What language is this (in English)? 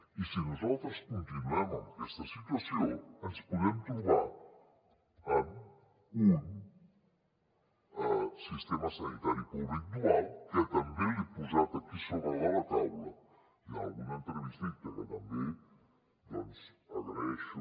Catalan